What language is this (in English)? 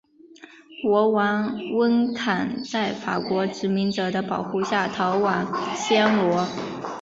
Chinese